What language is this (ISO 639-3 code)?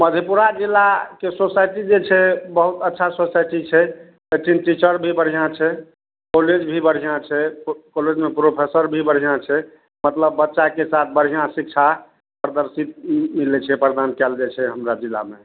mai